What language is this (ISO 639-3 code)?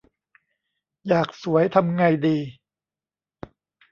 tha